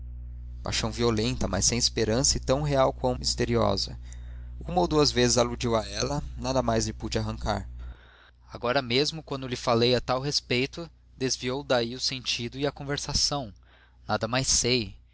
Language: Portuguese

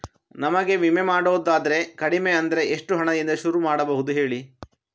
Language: Kannada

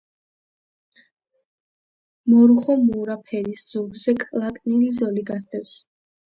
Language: Georgian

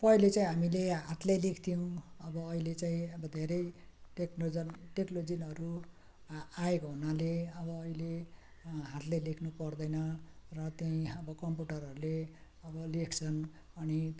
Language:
Nepali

